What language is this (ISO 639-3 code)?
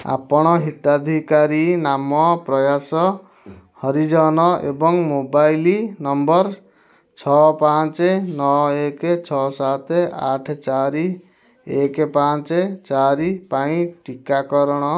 ori